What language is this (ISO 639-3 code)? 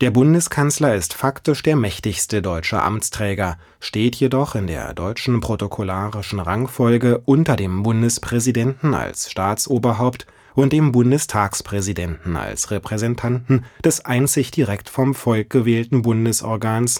deu